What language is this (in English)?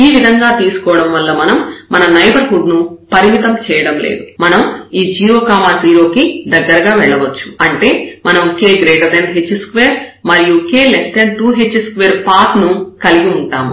Telugu